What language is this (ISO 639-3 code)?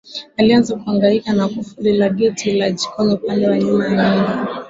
swa